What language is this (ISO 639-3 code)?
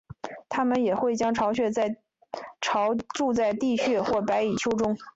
zho